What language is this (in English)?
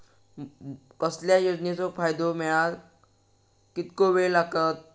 Marathi